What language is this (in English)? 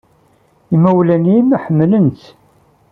Kabyle